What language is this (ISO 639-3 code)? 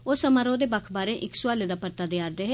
doi